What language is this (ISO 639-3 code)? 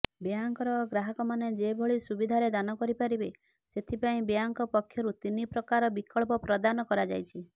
ori